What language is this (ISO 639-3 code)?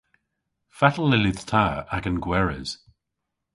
cor